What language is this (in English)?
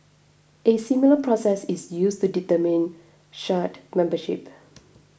English